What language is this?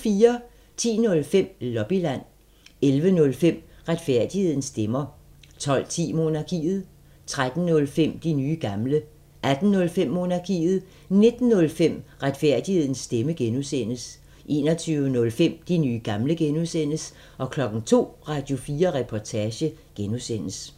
Danish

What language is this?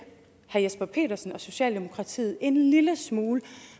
Danish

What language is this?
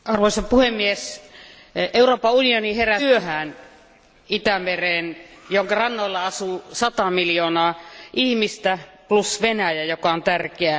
Finnish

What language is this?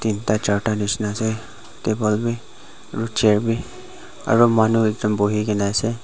Naga Pidgin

